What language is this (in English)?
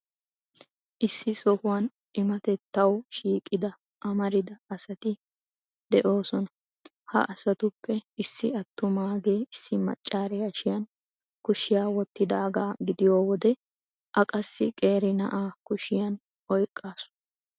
Wolaytta